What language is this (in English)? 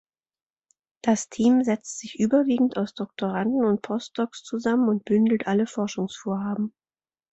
German